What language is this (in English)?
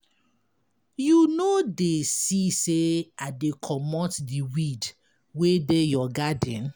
Nigerian Pidgin